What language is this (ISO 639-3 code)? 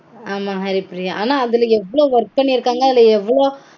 tam